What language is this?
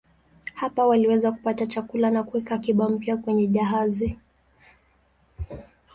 Swahili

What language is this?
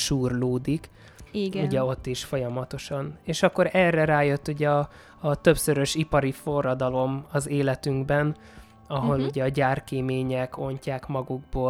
Hungarian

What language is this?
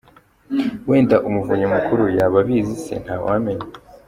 Kinyarwanda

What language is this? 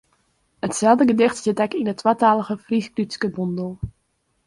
Western Frisian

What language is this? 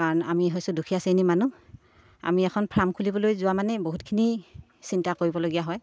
Assamese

